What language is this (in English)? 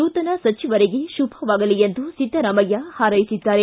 Kannada